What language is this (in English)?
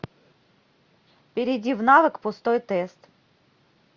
Russian